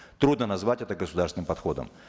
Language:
Kazakh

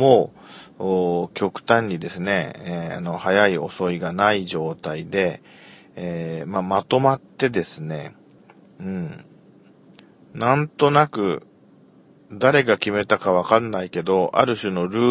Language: Japanese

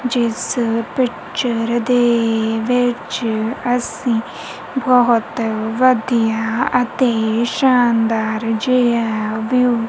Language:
Punjabi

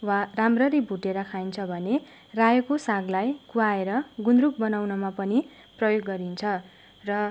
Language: Nepali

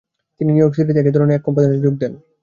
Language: Bangla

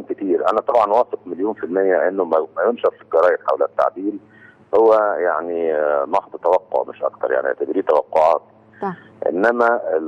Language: Arabic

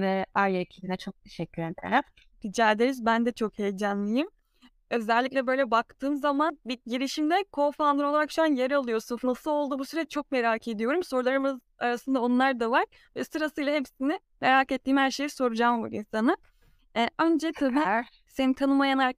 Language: Turkish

